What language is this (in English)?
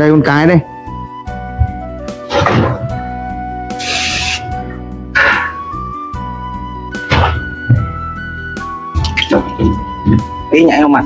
Vietnamese